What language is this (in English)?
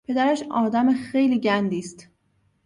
Persian